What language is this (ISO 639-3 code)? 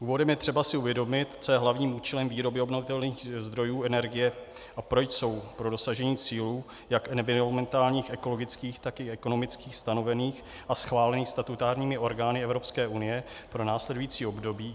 ces